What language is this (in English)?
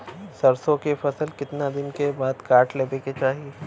Bhojpuri